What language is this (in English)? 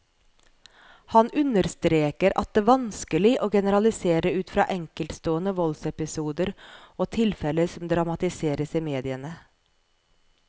Norwegian